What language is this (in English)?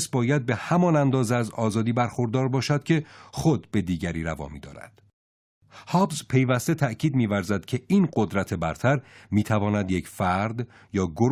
Persian